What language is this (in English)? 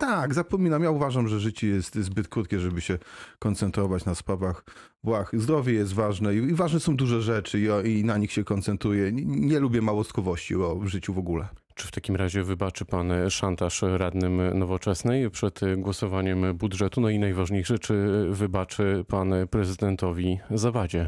Polish